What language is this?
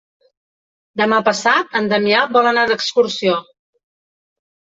Catalan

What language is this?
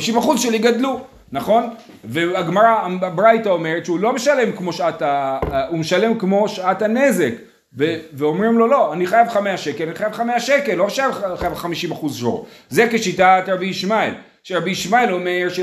Hebrew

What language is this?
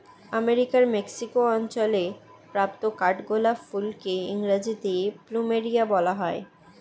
Bangla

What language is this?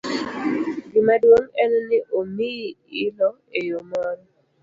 Luo (Kenya and Tanzania)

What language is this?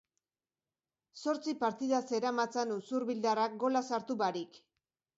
Basque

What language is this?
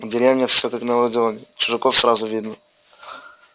Russian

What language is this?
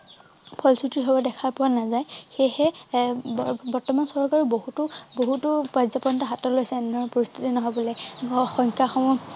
Assamese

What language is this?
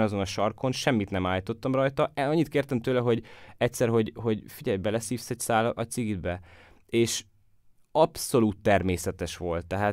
Hungarian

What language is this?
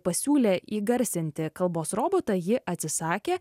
Lithuanian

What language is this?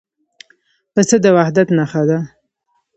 Pashto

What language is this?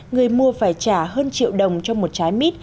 Vietnamese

